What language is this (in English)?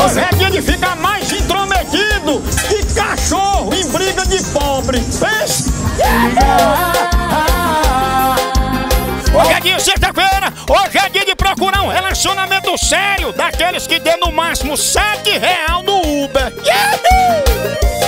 Portuguese